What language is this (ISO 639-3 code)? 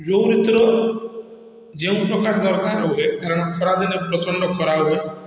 ori